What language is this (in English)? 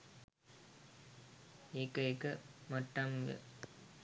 Sinhala